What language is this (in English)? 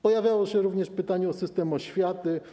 Polish